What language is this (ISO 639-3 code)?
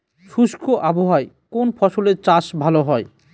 ben